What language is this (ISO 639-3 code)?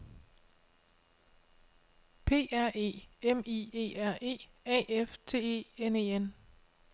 dan